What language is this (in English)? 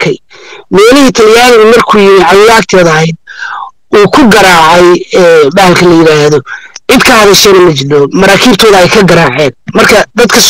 Arabic